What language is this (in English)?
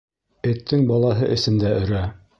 Bashkir